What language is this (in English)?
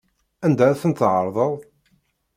Kabyle